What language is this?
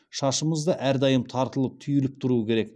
Kazakh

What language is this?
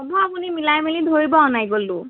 Assamese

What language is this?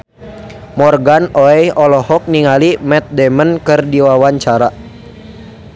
Sundanese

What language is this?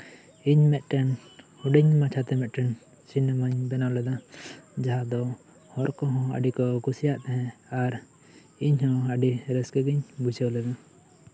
Santali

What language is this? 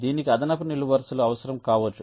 Telugu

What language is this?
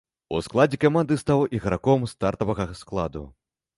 Belarusian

